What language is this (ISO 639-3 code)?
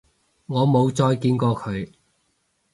yue